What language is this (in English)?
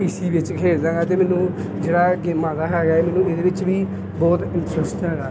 Punjabi